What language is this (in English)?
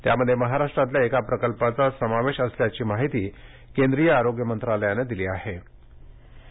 Marathi